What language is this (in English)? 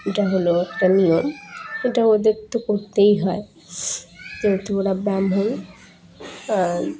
Bangla